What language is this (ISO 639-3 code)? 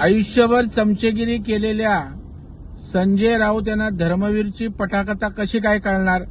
mar